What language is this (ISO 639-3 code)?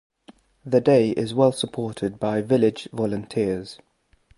eng